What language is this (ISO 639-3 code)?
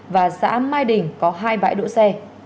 vie